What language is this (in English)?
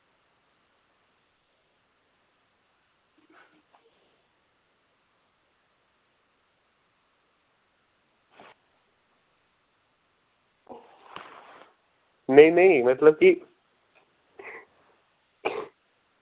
Dogri